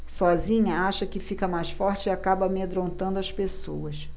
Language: Portuguese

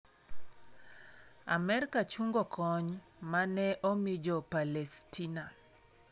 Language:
Luo (Kenya and Tanzania)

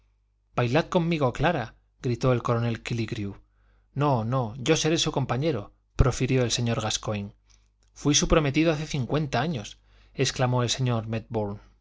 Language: Spanish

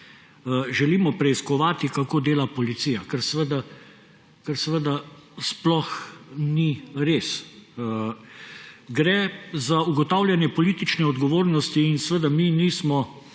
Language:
Slovenian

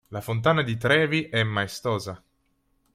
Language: Italian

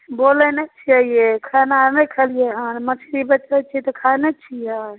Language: Maithili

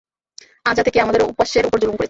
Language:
Bangla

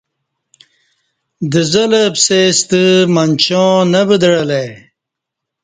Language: Kati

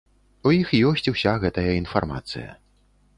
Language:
Belarusian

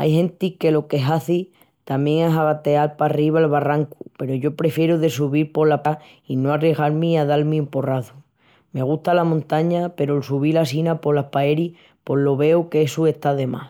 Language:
Extremaduran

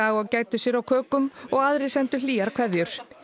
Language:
Icelandic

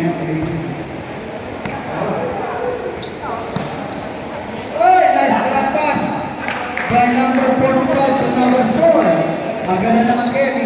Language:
Filipino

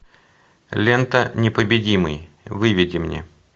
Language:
Russian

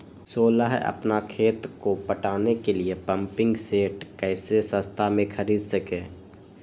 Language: Magahi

